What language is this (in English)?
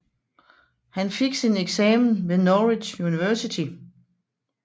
Danish